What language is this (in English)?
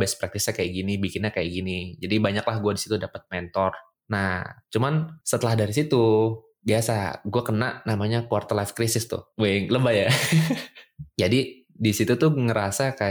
Indonesian